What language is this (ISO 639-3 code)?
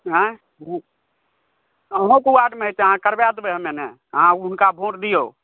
mai